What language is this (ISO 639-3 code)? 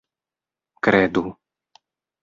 epo